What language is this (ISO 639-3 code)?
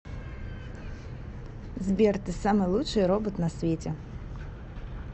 rus